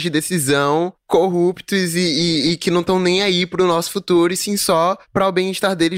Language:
Portuguese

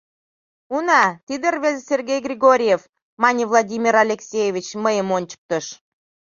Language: Mari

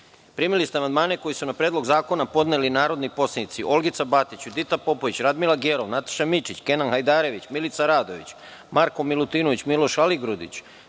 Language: Serbian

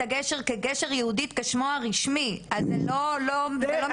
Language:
Hebrew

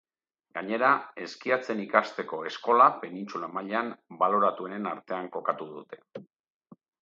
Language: Basque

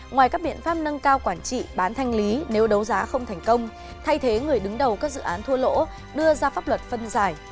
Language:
Vietnamese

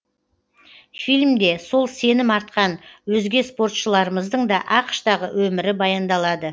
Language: Kazakh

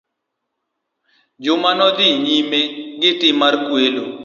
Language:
Luo (Kenya and Tanzania)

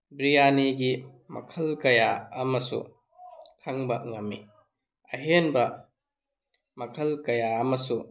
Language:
Manipuri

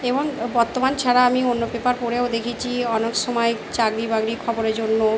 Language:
Bangla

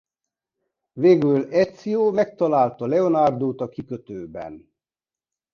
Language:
Hungarian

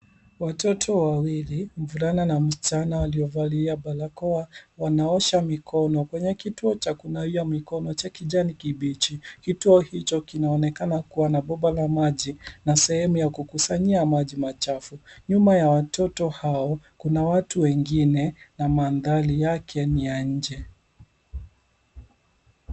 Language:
Swahili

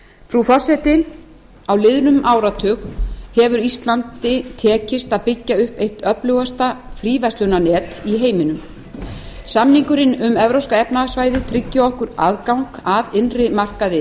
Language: Icelandic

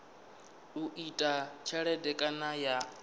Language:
Venda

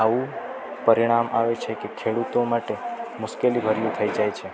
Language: Gujarati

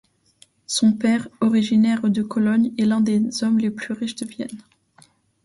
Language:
French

